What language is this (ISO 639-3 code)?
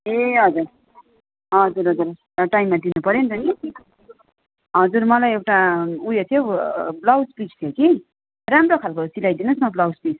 nep